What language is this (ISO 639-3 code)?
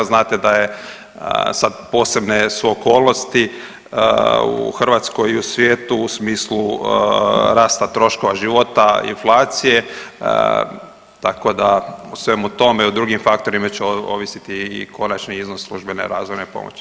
hrv